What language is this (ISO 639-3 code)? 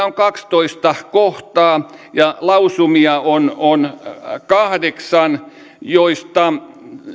fin